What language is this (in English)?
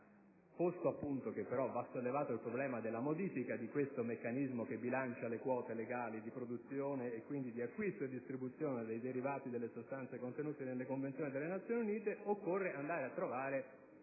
Italian